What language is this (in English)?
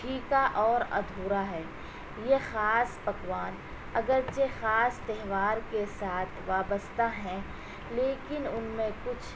Urdu